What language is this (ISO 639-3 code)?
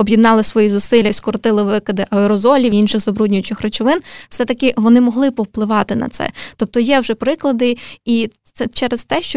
ukr